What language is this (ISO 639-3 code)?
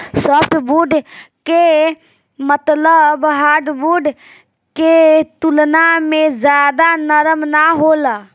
bho